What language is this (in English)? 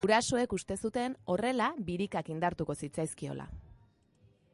Basque